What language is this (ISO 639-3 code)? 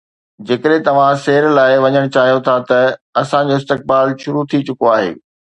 snd